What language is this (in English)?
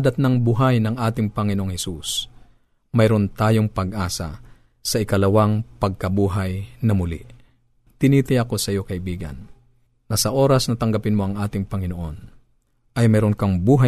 Filipino